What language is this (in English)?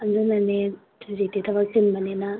Manipuri